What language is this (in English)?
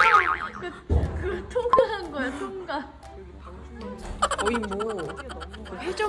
Korean